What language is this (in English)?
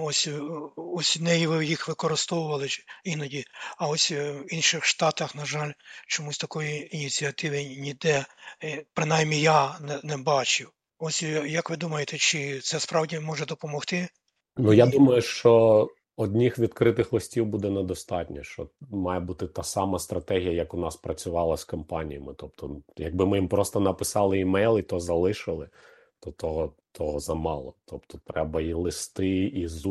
Ukrainian